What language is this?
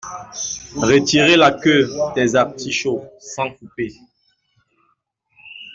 French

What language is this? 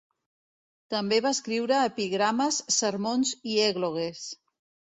Catalan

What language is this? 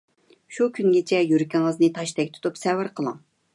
Uyghur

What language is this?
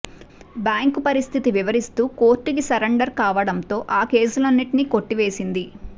Telugu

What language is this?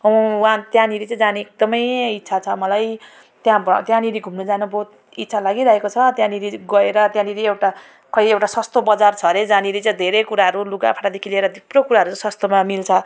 Nepali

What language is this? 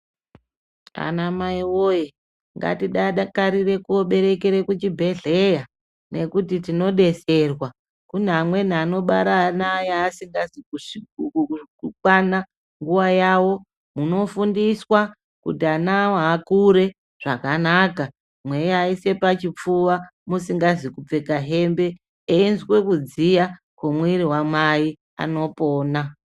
Ndau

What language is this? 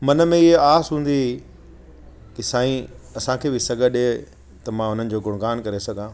Sindhi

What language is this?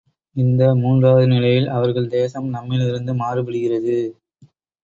Tamil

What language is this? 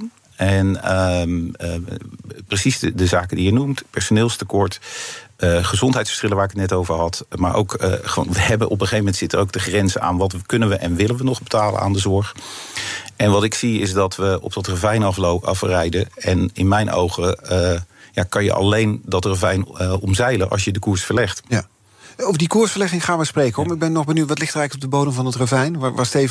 Dutch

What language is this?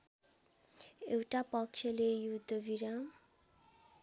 Nepali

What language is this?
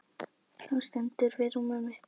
Icelandic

